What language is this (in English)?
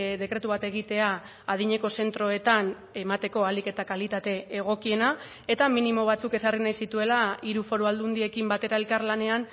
Basque